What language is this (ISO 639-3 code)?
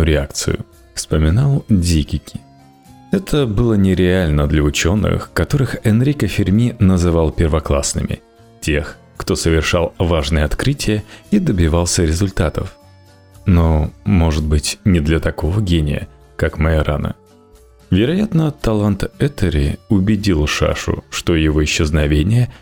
rus